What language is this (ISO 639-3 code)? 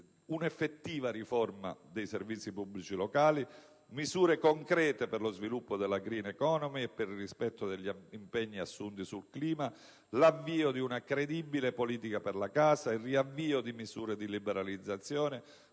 ita